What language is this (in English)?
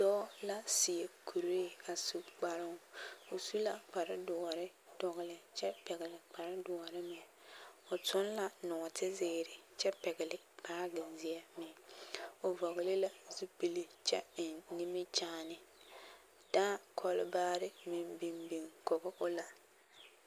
Southern Dagaare